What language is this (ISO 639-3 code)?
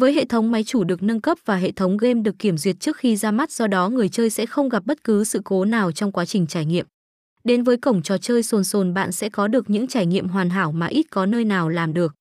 vie